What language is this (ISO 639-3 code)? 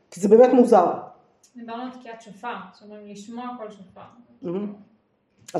heb